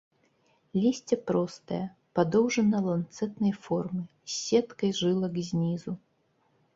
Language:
Belarusian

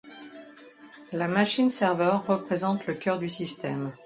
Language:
French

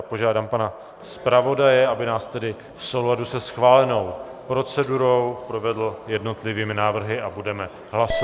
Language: Czech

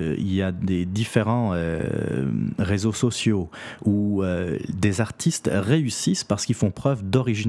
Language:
French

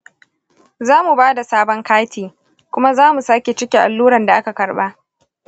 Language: Hausa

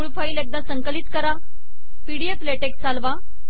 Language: Marathi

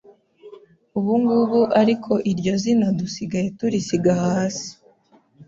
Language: Kinyarwanda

